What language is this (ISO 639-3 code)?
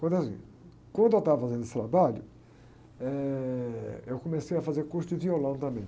por